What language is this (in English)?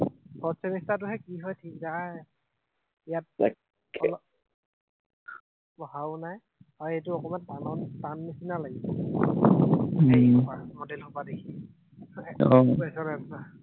Assamese